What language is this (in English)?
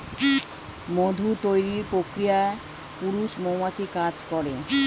Bangla